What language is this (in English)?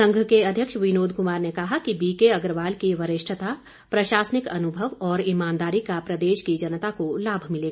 Hindi